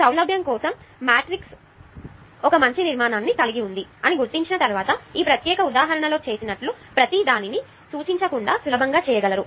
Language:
Telugu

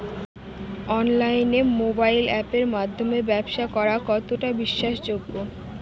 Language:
Bangla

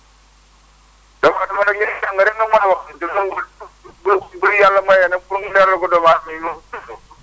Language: Wolof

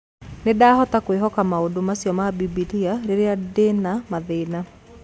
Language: Kikuyu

